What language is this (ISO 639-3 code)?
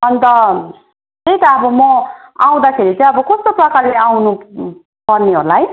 nep